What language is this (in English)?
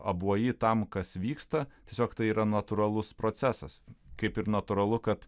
Lithuanian